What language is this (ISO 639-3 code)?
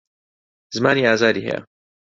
ckb